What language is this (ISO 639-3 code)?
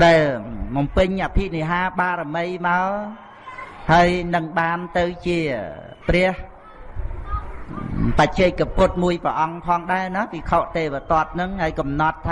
vie